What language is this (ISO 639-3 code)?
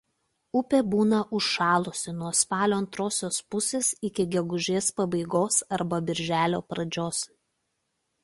lit